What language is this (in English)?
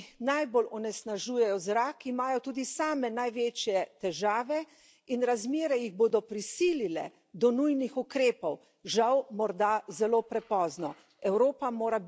Slovenian